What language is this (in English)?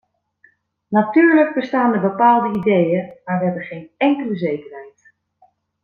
Dutch